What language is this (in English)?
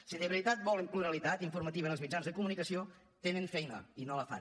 Catalan